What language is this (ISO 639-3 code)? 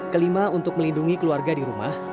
ind